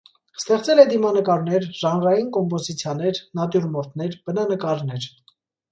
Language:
Armenian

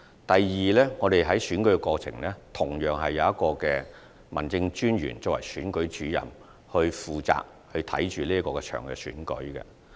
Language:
Cantonese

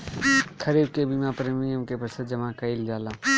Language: Bhojpuri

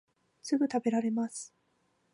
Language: Japanese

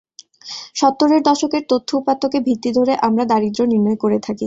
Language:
Bangla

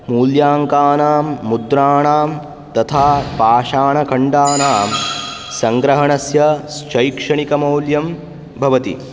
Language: Sanskrit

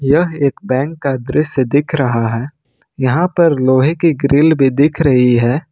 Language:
Hindi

